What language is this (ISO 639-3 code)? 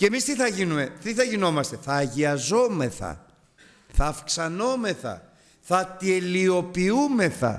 ell